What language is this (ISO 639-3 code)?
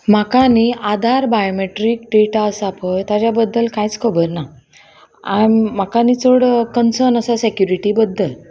kok